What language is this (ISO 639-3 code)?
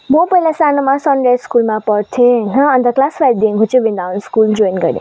nep